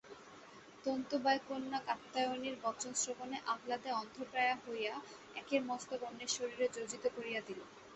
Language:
Bangla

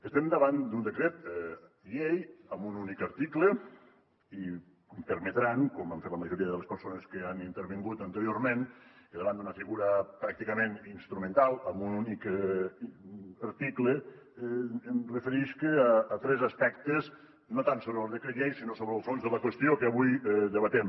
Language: Catalan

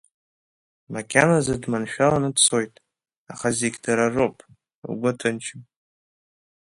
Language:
Abkhazian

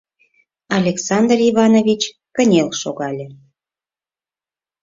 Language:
Mari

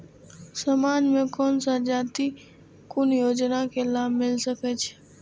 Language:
Maithili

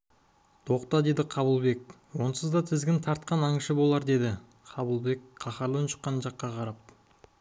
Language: Kazakh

